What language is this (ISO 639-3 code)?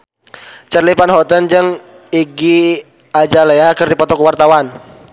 sun